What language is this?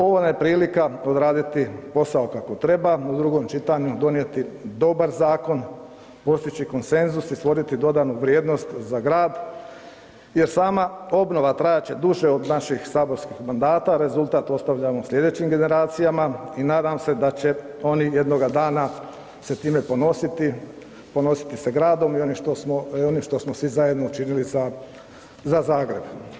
Croatian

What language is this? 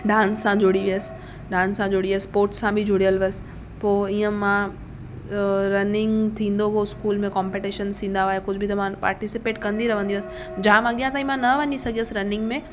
Sindhi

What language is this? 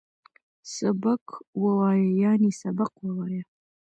Pashto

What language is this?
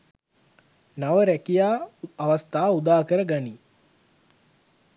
Sinhala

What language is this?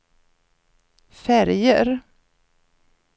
Swedish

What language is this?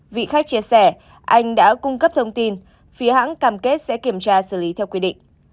Vietnamese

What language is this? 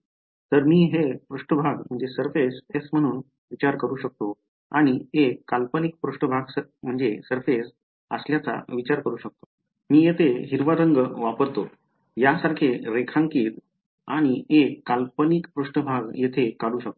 Marathi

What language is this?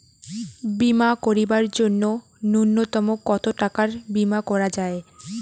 Bangla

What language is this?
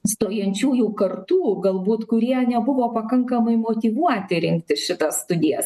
Lithuanian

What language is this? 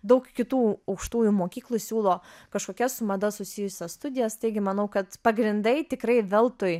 Lithuanian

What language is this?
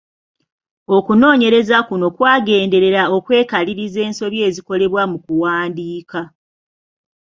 Ganda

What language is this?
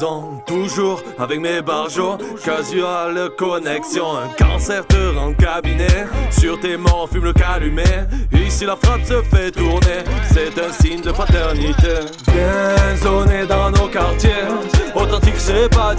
French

